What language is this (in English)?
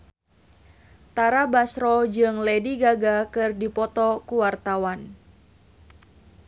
Sundanese